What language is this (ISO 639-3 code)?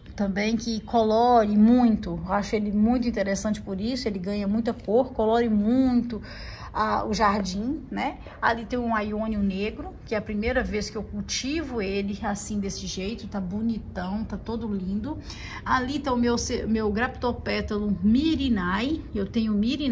por